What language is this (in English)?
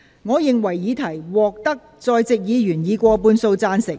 Cantonese